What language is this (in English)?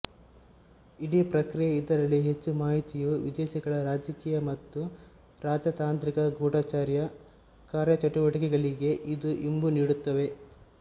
Kannada